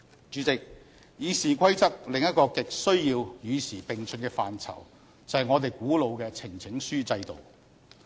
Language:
Cantonese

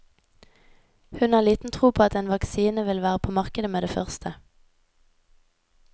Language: Norwegian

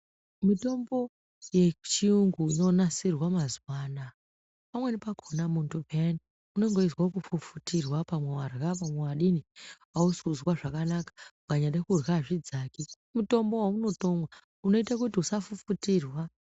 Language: Ndau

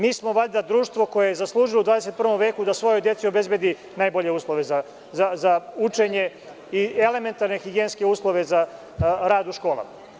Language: Serbian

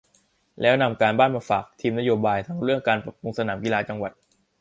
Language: Thai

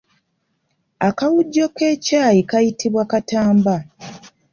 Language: Ganda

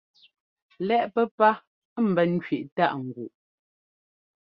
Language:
Ngomba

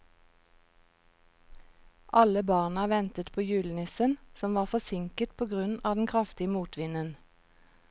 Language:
Norwegian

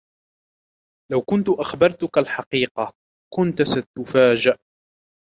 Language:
Arabic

